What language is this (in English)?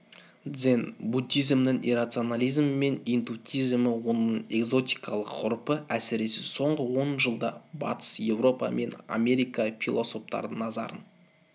Kazakh